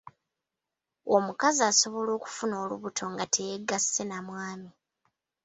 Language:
Ganda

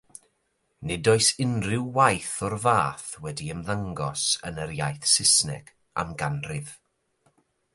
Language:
Welsh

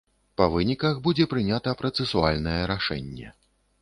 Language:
Belarusian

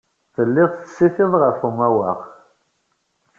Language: Kabyle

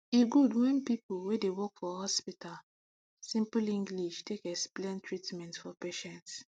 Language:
Nigerian Pidgin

